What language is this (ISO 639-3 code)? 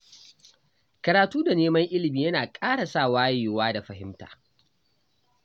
hau